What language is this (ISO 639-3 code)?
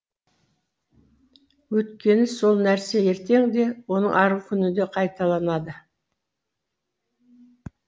kaz